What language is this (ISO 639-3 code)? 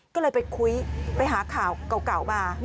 tha